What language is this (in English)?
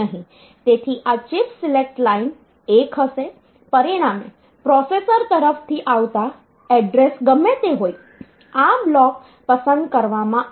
Gujarati